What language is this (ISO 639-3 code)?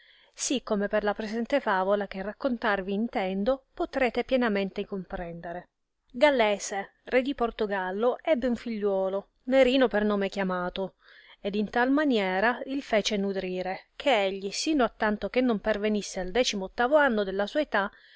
ita